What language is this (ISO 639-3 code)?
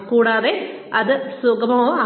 mal